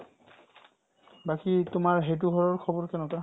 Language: Assamese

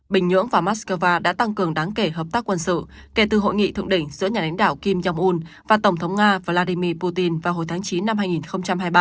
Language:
Vietnamese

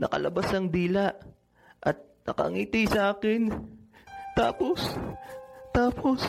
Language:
Filipino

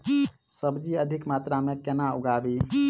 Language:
Maithili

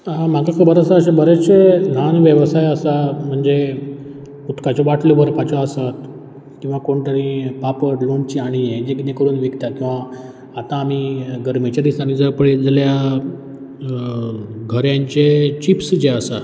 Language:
Konkani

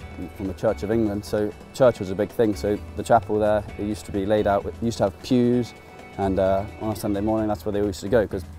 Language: English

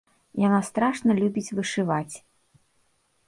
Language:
Belarusian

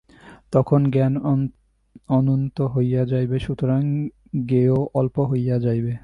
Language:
Bangla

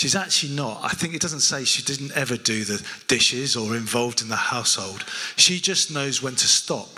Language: English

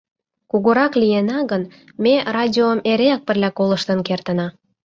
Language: Mari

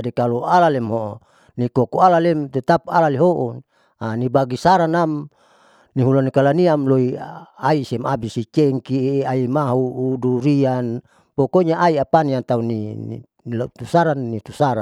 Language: Saleman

